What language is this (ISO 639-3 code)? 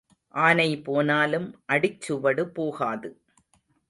tam